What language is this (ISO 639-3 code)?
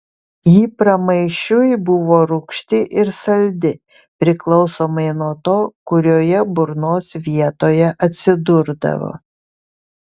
lit